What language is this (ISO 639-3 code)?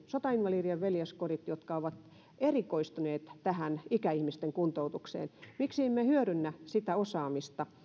fin